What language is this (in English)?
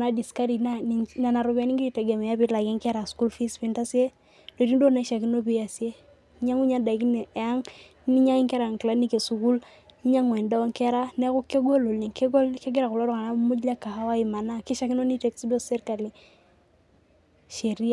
Masai